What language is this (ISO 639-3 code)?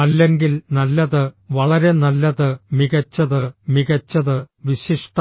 mal